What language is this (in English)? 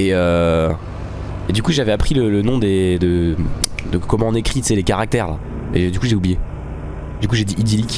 French